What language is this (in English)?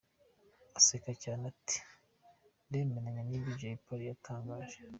Kinyarwanda